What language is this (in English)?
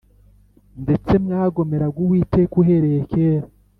Kinyarwanda